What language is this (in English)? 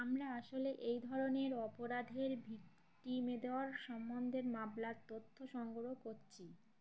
Bangla